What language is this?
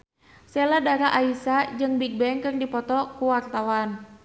Sundanese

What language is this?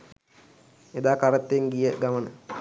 Sinhala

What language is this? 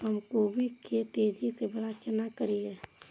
Maithili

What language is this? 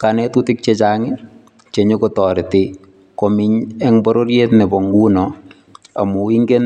Kalenjin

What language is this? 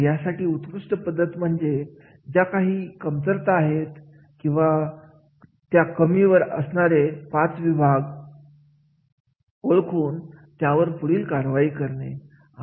Marathi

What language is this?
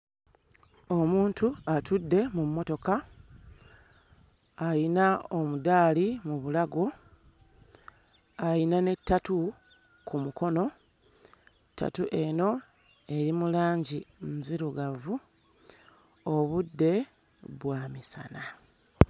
Ganda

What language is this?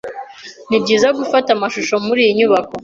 Kinyarwanda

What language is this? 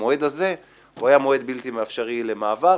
Hebrew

